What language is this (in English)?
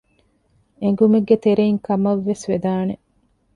Divehi